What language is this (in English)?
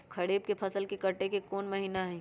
Magahi